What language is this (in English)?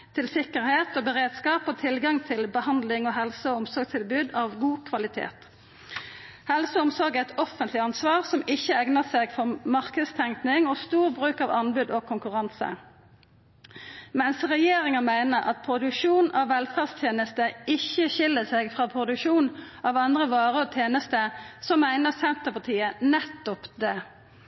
Norwegian Nynorsk